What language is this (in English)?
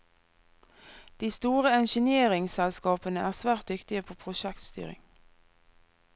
Norwegian